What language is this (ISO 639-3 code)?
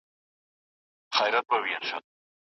pus